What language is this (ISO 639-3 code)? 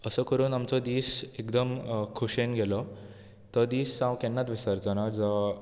kok